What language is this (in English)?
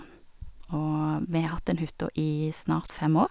Norwegian